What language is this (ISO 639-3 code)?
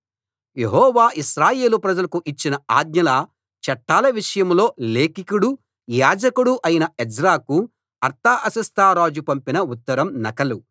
tel